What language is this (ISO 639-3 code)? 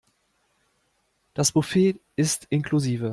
deu